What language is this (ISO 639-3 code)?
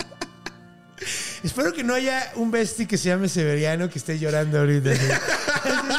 spa